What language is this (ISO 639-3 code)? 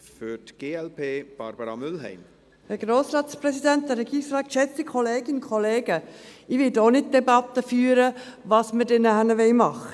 gsw